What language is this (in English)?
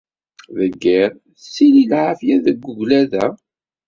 Kabyle